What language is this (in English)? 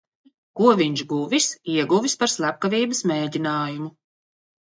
Latvian